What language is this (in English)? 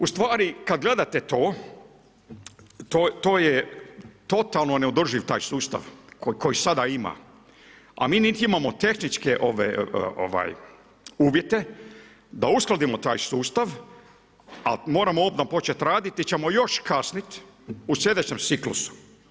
Croatian